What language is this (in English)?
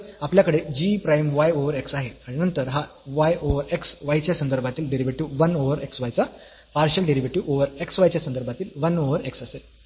Marathi